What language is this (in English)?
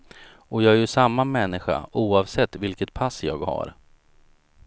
Swedish